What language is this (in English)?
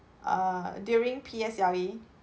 English